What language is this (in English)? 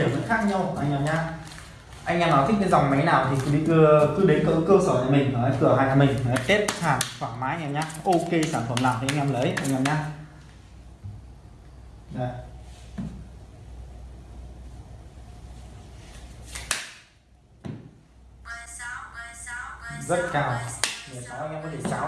Vietnamese